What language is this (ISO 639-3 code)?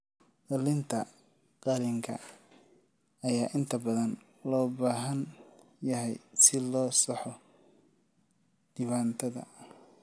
som